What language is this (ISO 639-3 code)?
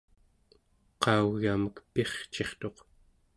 esu